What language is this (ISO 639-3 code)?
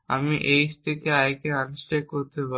ben